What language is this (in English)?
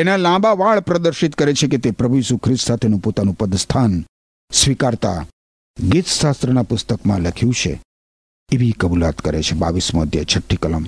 Gujarati